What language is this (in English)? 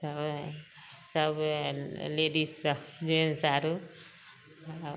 Maithili